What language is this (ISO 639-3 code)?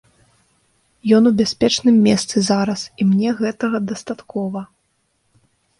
bel